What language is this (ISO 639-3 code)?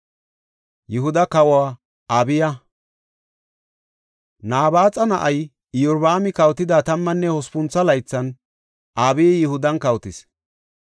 gof